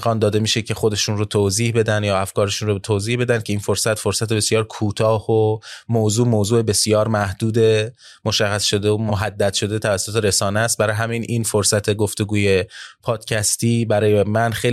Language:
Persian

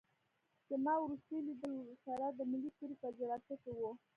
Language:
Pashto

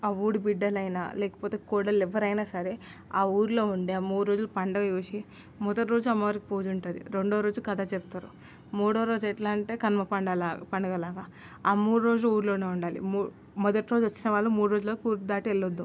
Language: Telugu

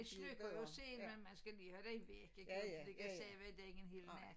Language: Danish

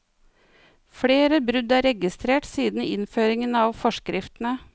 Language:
Norwegian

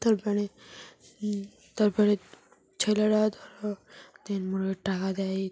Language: Bangla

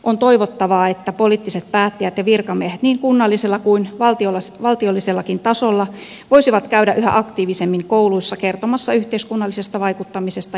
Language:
Finnish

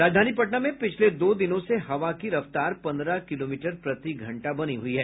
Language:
Hindi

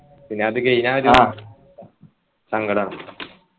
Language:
Malayalam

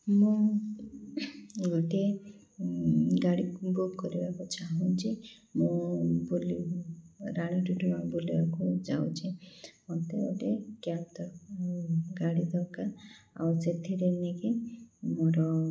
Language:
Odia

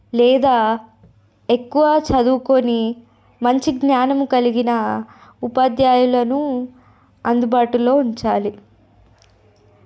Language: Telugu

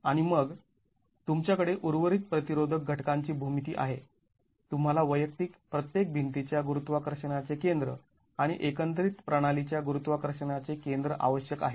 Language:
Marathi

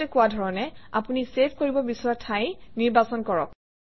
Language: Assamese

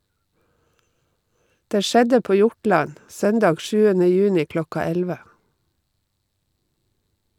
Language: Norwegian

